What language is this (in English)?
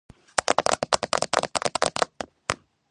Georgian